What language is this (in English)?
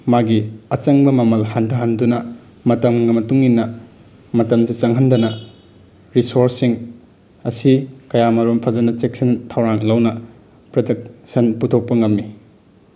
Manipuri